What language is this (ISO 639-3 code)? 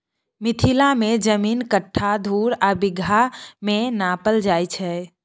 mai